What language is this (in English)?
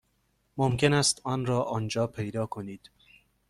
Persian